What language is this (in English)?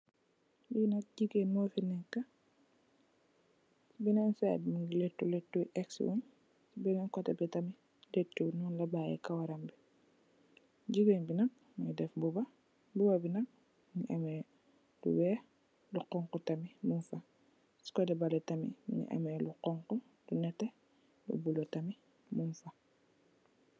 Wolof